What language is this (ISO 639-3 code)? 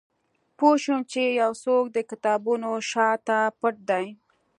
pus